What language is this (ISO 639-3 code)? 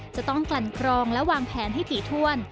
tha